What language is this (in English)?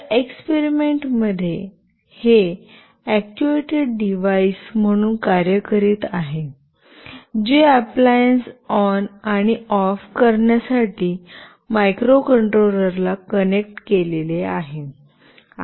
Marathi